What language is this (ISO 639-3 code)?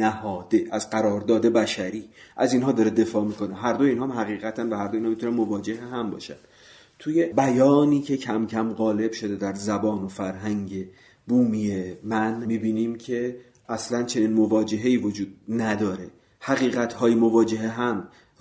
fas